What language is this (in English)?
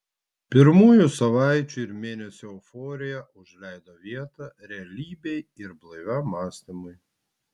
Lithuanian